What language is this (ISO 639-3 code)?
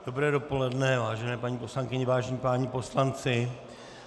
ces